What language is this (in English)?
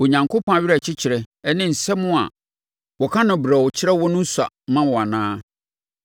Akan